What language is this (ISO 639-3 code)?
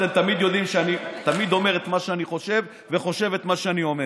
heb